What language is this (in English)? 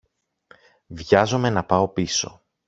Greek